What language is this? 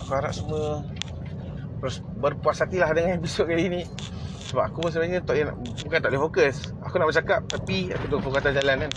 Malay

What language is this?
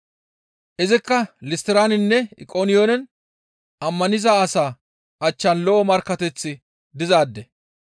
Gamo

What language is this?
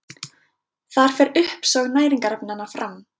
Icelandic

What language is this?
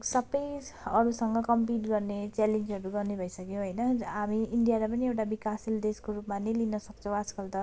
Nepali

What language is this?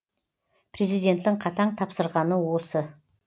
Kazakh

